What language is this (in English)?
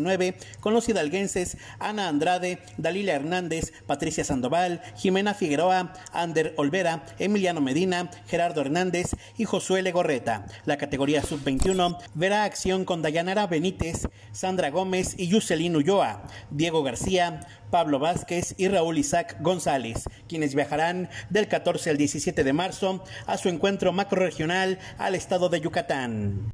Spanish